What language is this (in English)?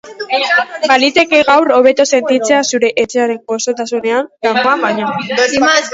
Basque